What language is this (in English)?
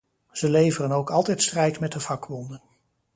Dutch